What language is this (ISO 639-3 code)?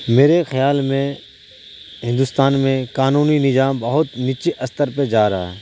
urd